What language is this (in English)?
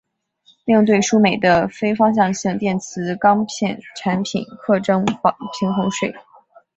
Chinese